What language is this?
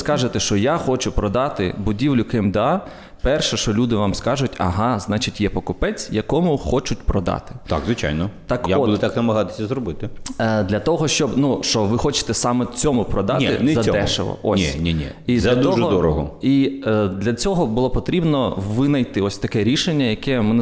Ukrainian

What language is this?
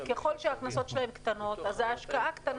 Hebrew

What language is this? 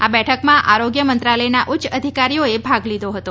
Gujarati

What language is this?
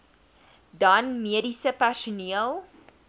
Afrikaans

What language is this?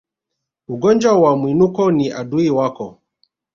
Swahili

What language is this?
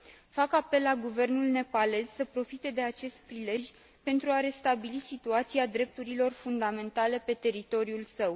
Romanian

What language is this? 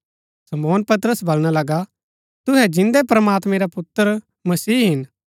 Gaddi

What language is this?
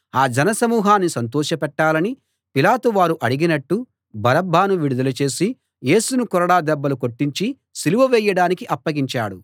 Telugu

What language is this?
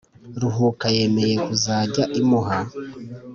Kinyarwanda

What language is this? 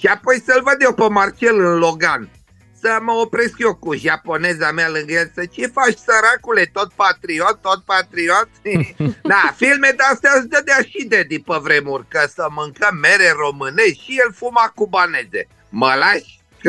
Romanian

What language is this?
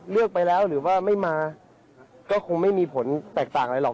Thai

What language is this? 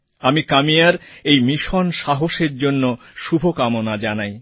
Bangla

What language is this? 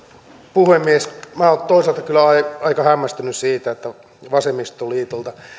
Finnish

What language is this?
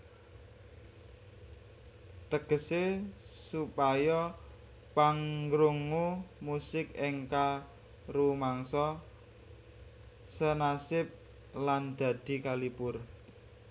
Javanese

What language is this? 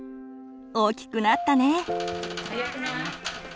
Japanese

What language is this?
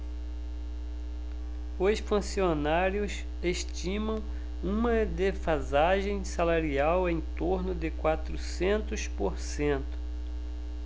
Portuguese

